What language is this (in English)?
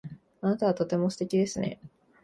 Japanese